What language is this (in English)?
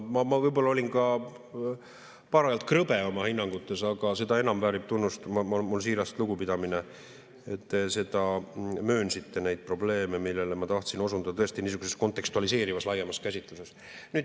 Estonian